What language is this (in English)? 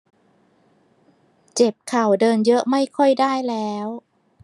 Thai